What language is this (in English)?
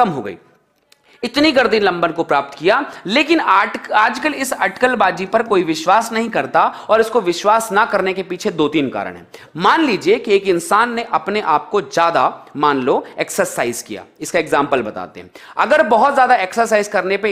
Hindi